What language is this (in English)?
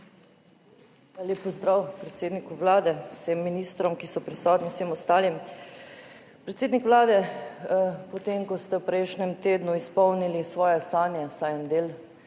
Slovenian